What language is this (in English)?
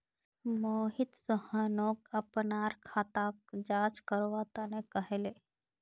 Magahi